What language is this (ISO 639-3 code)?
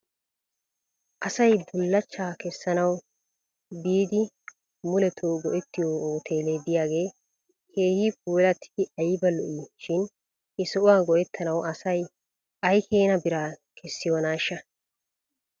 wal